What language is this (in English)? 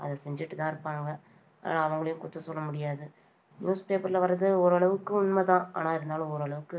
Tamil